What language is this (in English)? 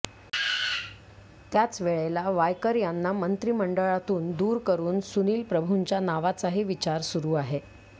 Marathi